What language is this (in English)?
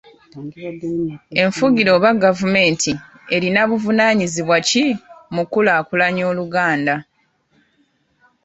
Ganda